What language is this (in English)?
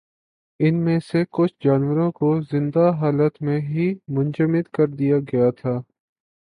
Urdu